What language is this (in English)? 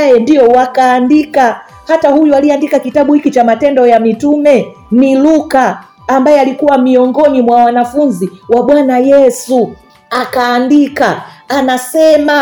Swahili